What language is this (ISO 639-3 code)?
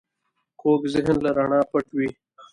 pus